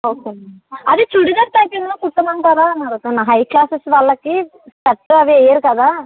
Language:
Telugu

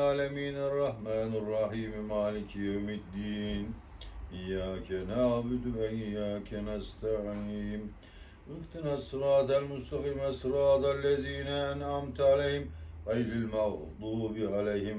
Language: Turkish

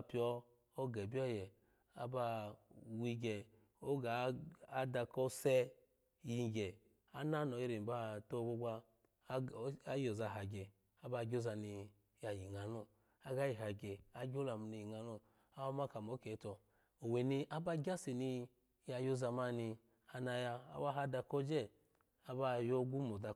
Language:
Alago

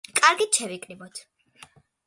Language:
Georgian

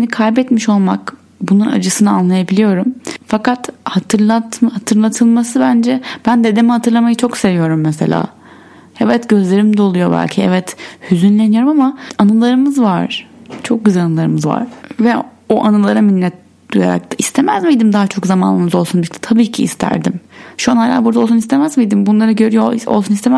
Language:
Turkish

